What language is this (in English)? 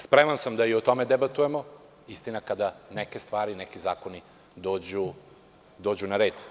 Serbian